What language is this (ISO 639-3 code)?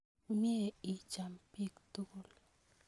kln